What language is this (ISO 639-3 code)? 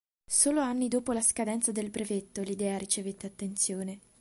ita